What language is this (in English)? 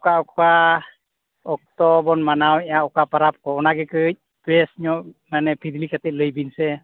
Santali